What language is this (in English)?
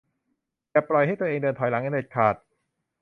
Thai